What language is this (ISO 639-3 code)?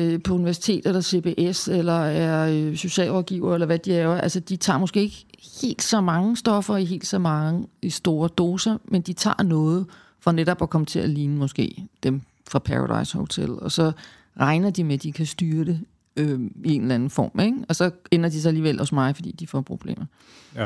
dan